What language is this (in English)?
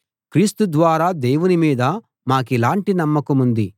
Telugu